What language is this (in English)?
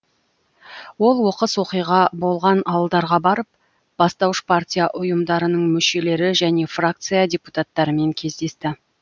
Kazakh